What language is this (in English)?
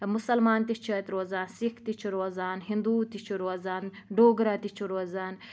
Kashmiri